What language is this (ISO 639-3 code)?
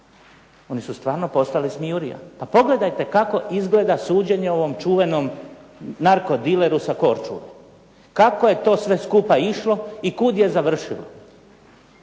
hrv